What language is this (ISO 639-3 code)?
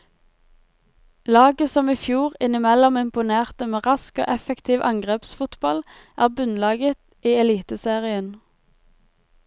nor